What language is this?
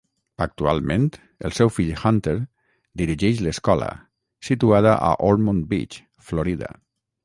Catalan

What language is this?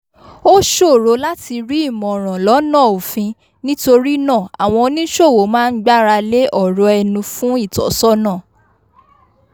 Yoruba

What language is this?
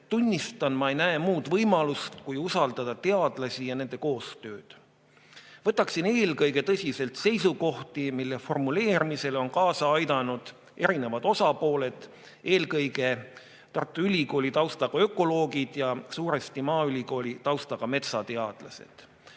Estonian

